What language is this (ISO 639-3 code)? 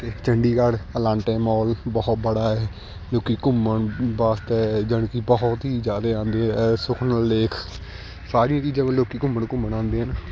pan